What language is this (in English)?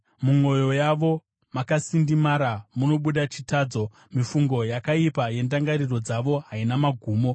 Shona